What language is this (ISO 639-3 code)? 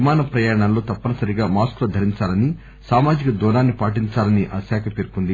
tel